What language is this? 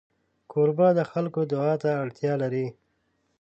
Pashto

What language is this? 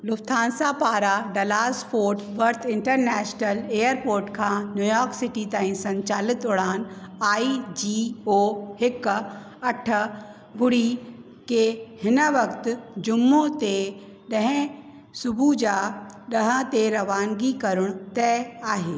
Sindhi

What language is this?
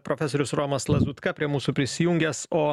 Lithuanian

